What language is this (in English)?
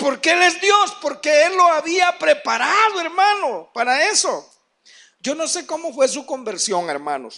Spanish